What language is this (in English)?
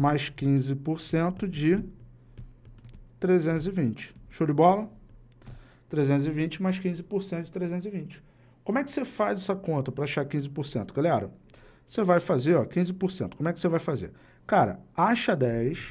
Portuguese